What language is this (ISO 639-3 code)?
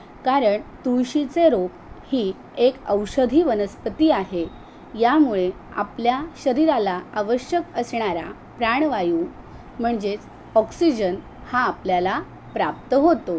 mar